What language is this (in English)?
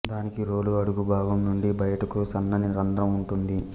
Telugu